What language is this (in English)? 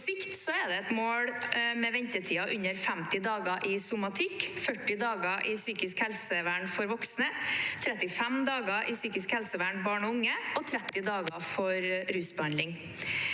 Norwegian